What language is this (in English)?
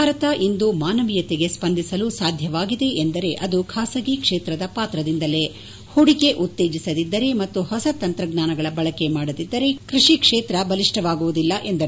Kannada